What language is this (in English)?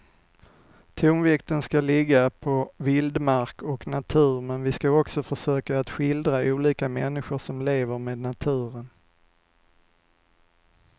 Swedish